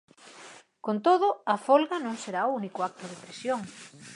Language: Galician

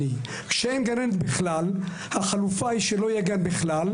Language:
Hebrew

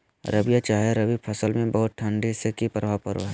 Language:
Magahi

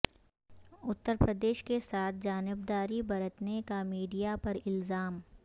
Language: Urdu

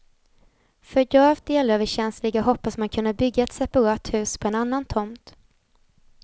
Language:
Swedish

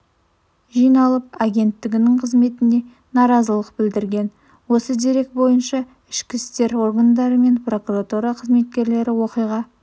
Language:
Kazakh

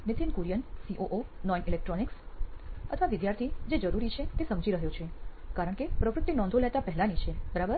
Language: Gujarati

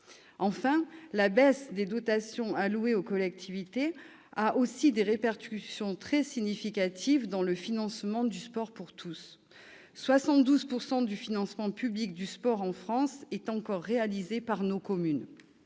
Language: French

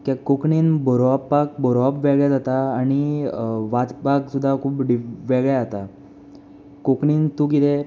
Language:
Konkani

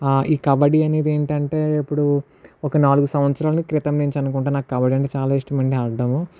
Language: Telugu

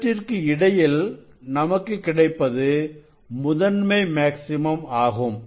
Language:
Tamil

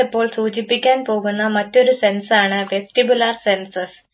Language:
Malayalam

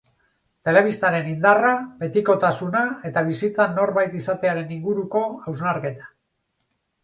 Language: Basque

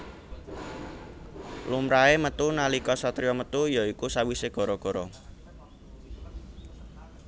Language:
Javanese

